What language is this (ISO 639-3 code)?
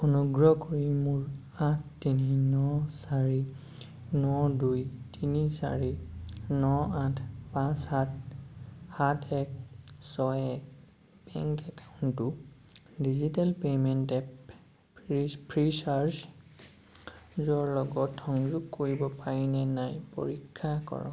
asm